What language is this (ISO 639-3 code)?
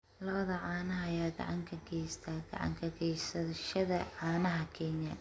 som